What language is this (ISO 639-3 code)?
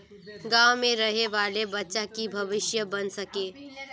mag